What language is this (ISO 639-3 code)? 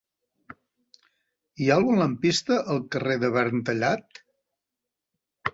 cat